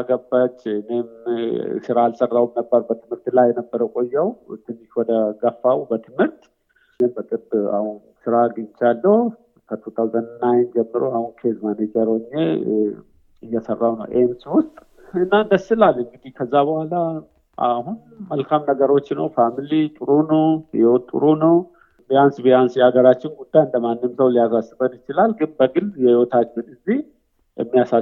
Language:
Amharic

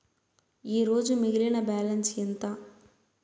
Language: Telugu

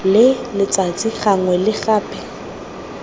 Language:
Tswana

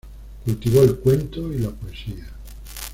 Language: Spanish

